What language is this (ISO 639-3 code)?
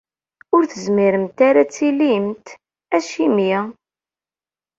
kab